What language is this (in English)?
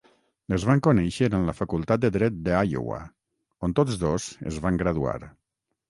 Catalan